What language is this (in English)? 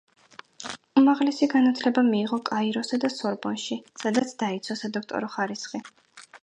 Georgian